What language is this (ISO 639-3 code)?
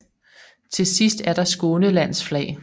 dan